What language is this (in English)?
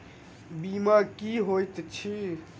Maithili